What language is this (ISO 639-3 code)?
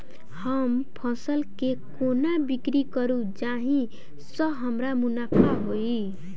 mai